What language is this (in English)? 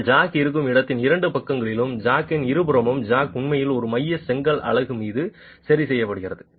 Tamil